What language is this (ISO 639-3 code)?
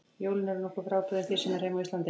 isl